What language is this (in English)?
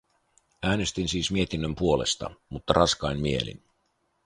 Finnish